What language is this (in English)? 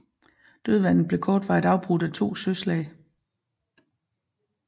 Danish